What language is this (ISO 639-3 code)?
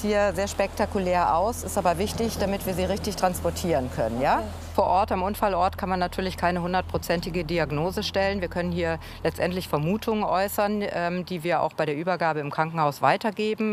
deu